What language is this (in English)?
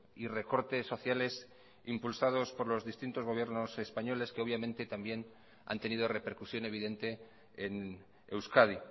Spanish